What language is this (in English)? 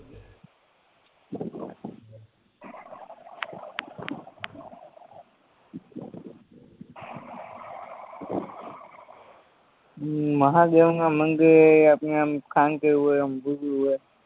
Gujarati